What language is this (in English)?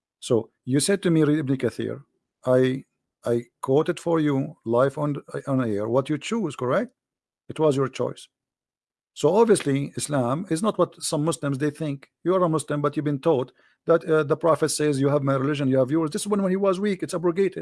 English